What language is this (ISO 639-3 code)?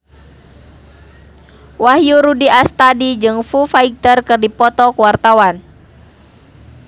sun